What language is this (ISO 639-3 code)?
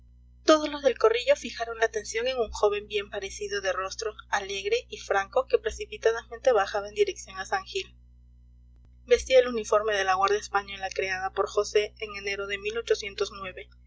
spa